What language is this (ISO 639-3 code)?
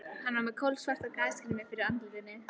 isl